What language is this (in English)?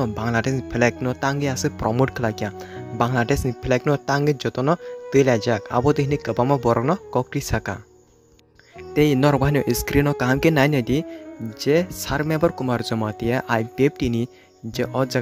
Hindi